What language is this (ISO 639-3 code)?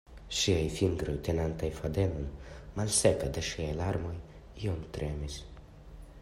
epo